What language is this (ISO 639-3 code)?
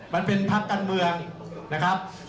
tha